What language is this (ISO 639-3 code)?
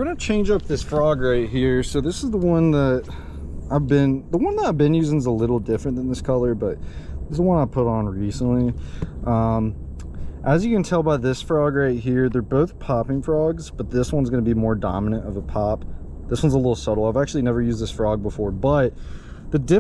eng